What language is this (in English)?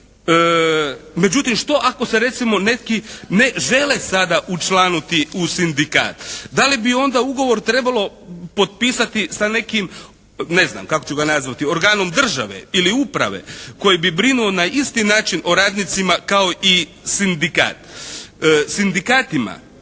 Croatian